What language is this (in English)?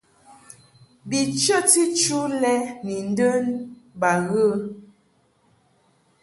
Mungaka